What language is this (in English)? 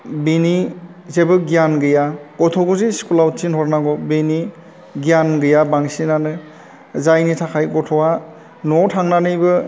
Bodo